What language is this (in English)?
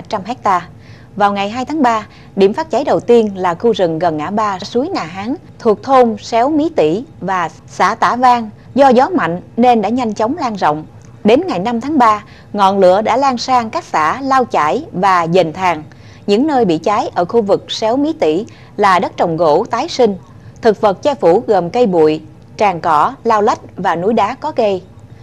Vietnamese